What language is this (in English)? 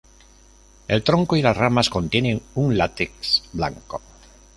Spanish